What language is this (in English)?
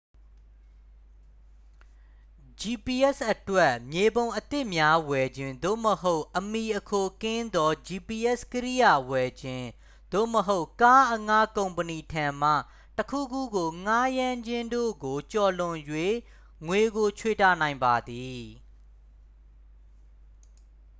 Burmese